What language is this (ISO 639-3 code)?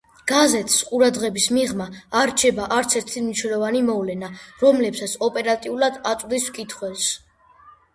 kat